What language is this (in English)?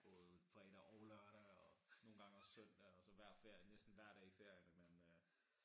Danish